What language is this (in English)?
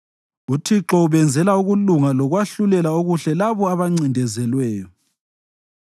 North Ndebele